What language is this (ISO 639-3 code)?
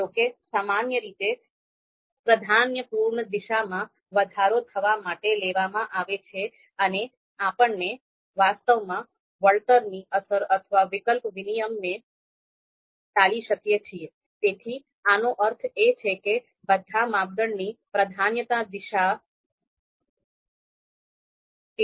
guj